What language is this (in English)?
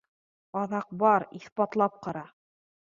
Bashkir